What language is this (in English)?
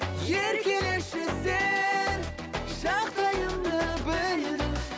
Kazakh